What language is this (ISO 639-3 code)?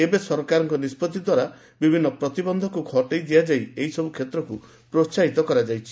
ori